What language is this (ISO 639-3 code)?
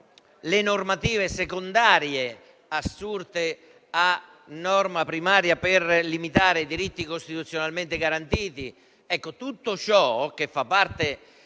ita